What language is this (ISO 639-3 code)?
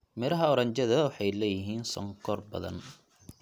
som